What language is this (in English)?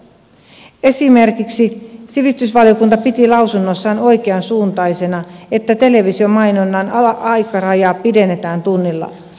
Finnish